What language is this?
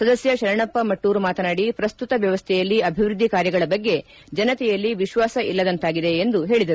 Kannada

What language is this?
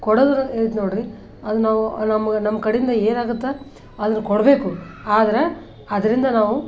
Kannada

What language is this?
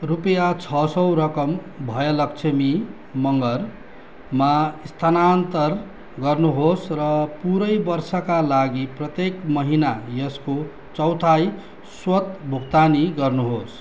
Nepali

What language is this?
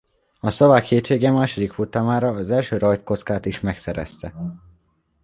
Hungarian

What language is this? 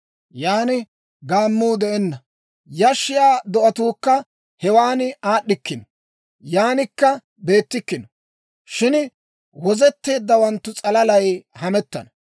Dawro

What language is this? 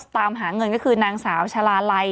Thai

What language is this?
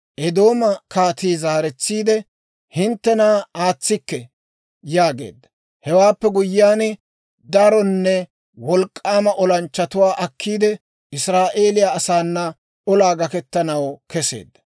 Dawro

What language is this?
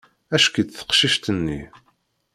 Kabyle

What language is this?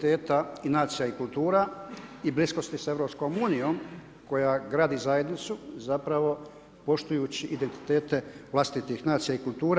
Croatian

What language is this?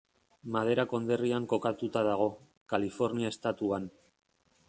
Basque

